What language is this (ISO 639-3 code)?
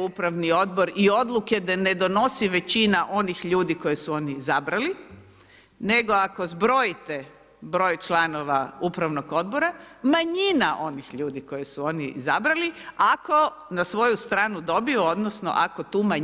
hrv